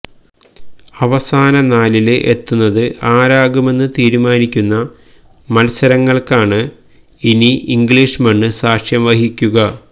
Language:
Malayalam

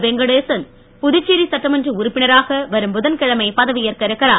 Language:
Tamil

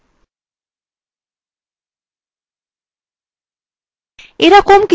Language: Bangla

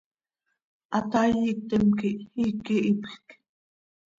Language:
Seri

